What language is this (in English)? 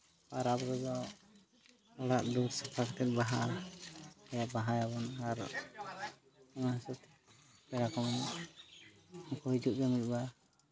Santali